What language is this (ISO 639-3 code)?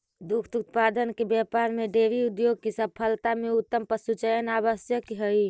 mag